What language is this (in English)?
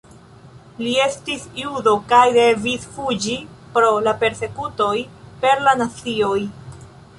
Esperanto